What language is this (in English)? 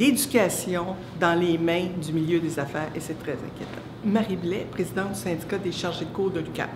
French